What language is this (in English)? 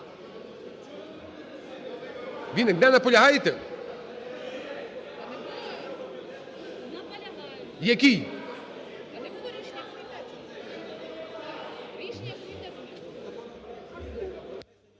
Ukrainian